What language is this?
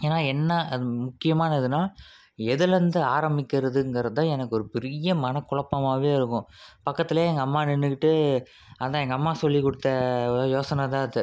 Tamil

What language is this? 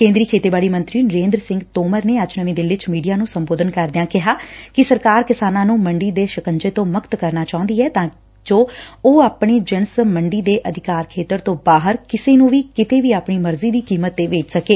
Punjabi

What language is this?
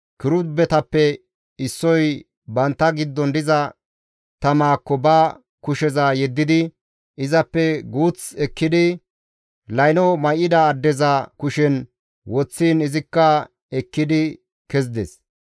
Gamo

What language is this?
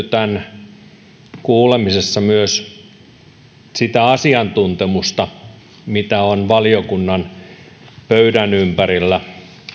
Finnish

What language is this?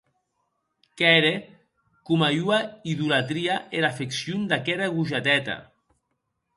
Occitan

